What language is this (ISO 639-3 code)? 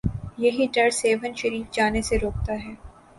urd